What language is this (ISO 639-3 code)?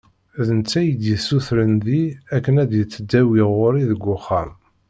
kab